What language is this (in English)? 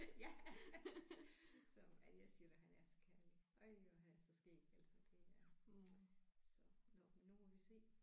Danish